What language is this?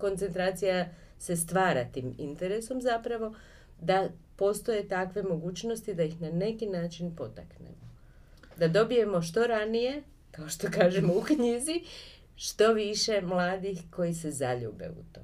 Croatian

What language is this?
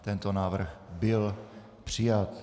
Czech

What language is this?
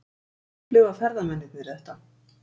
Icelandic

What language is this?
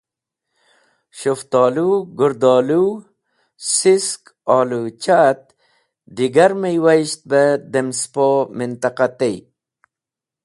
Wakhi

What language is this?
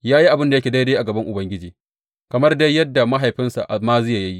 Hausa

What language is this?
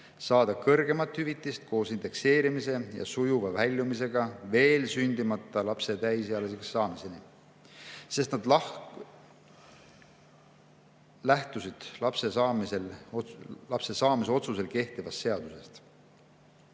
Estonian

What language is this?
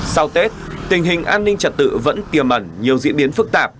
Vietnamese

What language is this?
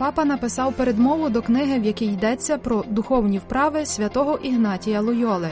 Ukrainian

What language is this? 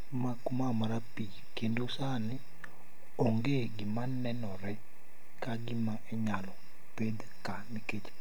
Luo (Kenya and Tanzania)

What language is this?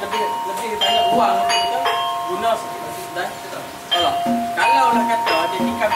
Malay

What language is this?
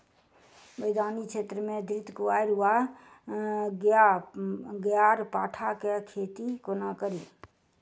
Maithili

